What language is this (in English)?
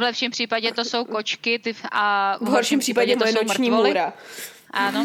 Czech